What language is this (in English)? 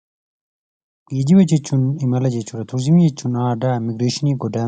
Oromo